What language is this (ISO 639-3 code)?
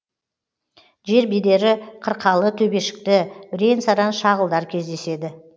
kaz